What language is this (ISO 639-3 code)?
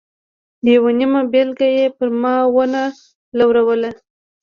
pus